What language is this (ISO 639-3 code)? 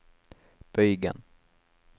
nor